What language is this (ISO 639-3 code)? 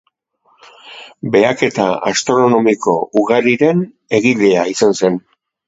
eus